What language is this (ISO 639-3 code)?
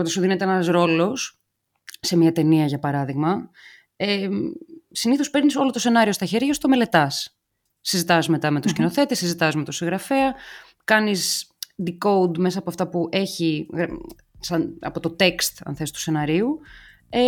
ell